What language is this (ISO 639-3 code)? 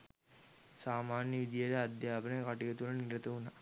sin